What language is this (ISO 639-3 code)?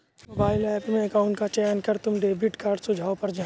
hin